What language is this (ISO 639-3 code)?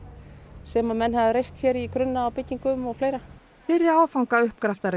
isl